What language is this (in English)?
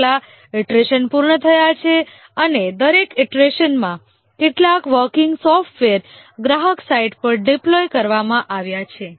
Gujarati